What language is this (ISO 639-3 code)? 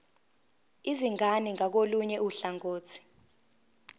zul